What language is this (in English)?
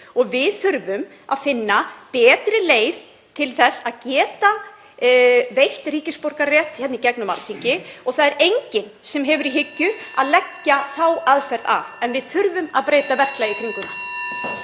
Icelandic